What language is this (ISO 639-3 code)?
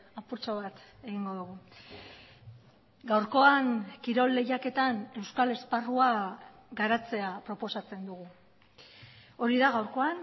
eus